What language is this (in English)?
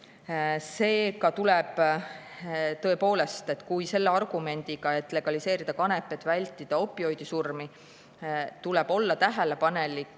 Estonian